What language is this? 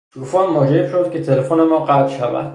Persian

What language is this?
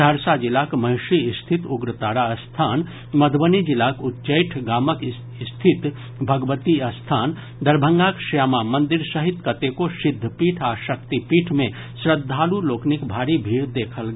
Maithili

